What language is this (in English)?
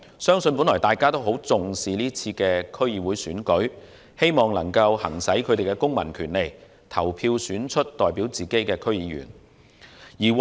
Cantonese